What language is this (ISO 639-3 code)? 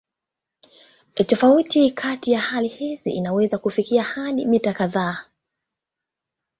swa